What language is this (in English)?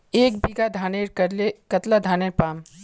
Magahi